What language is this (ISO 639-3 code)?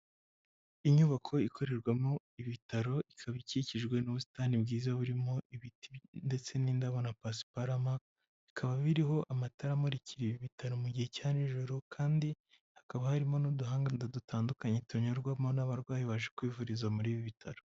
kin